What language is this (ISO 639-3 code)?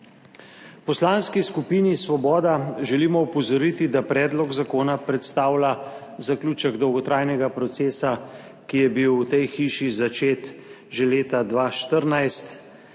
slv